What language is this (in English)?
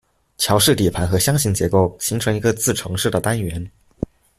Chinese